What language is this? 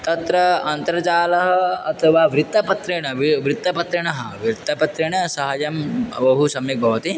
Sanskrit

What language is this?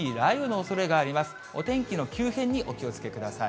Japanese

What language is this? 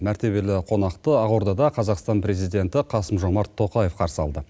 Kazakh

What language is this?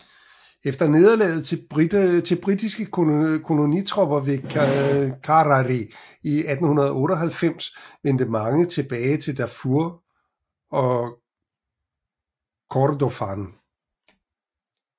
Danish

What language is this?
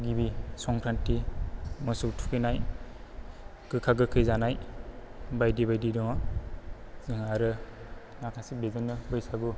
Bodo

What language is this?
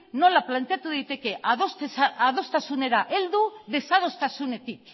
Basque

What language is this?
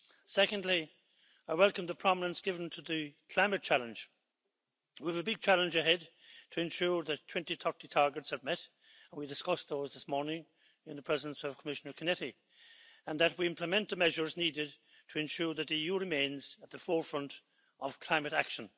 English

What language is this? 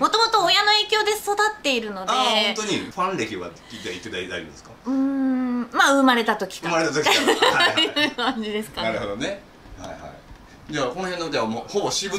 Japanese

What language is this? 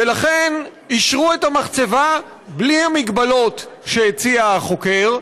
Hebrew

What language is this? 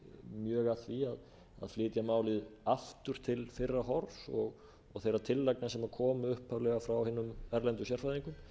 Icelandic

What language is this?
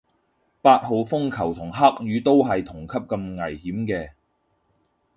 Cantonese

